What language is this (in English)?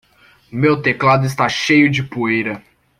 Portuguese